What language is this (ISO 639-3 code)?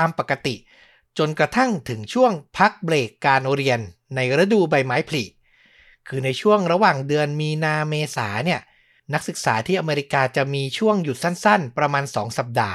tha